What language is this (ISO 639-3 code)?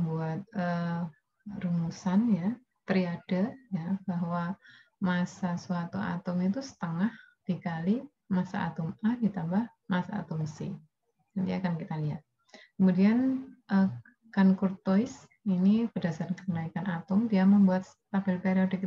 ind